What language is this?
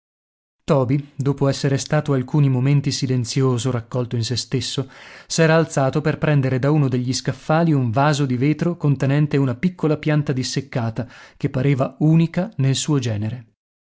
Italian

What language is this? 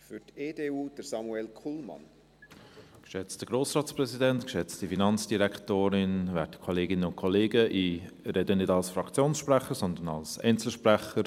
Swiss German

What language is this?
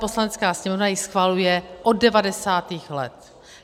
Czech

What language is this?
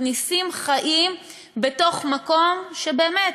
Hebrew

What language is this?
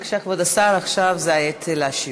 Hebrew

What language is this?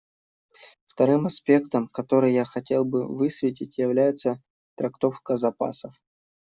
Russian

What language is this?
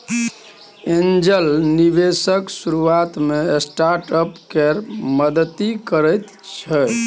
Maithili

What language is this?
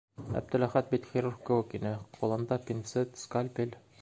Bashkir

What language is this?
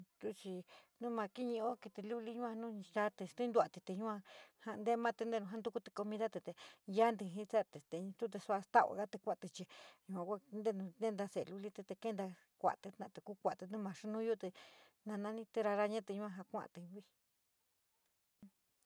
San Miguel El Grande Mixtec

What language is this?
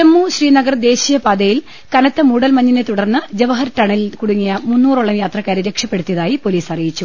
Malayalam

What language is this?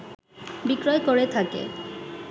Bangla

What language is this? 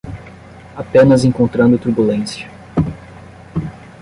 Portuguese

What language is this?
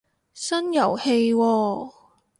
Cantonese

